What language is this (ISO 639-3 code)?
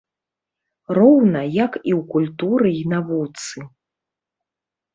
bel